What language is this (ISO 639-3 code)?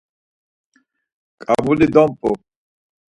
lzz